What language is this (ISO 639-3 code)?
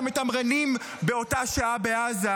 heb